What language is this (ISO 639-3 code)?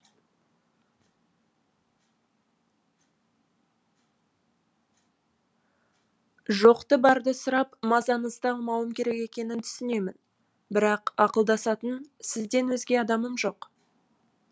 kaz